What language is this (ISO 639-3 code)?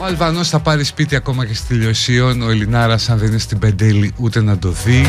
ell